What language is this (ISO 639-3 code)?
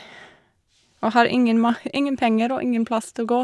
nor